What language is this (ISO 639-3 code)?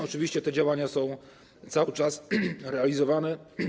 pol